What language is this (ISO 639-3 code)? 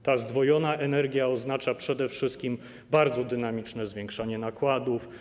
pol